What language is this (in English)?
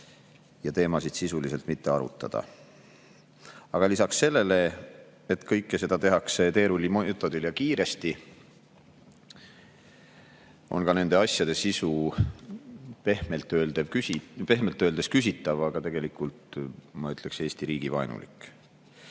Estonian